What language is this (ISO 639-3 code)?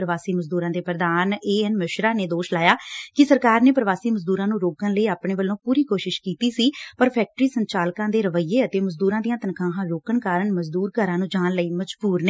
pan